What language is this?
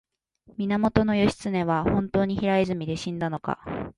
Japanese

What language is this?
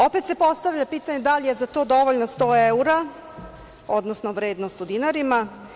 Serbian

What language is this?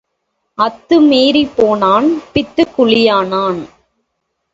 Tamil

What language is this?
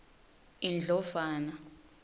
Swati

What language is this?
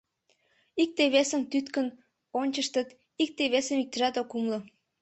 Mari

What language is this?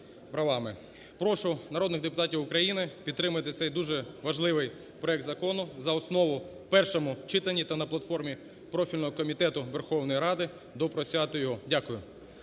Ukrainian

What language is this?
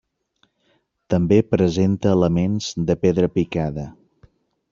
Catalan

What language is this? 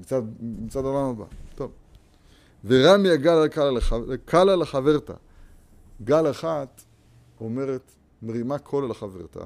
Hebrew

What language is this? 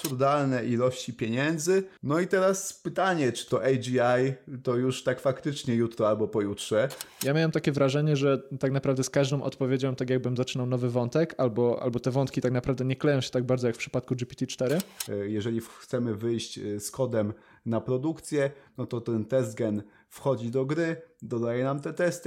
Polish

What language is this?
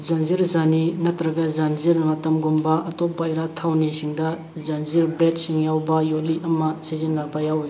Manipuri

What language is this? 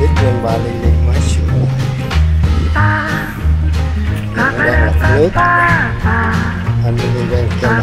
Thai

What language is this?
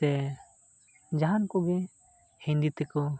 Santali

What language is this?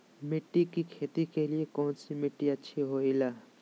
Magahi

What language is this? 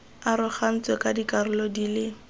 Tswana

